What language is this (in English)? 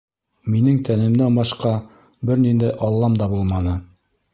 Bashkir